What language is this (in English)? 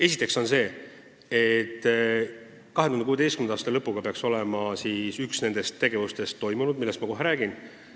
Estonian